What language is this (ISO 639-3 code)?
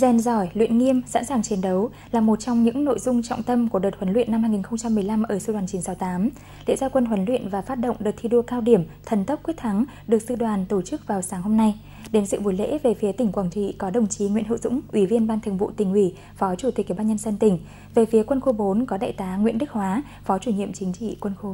vie